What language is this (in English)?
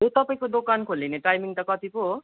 Nepali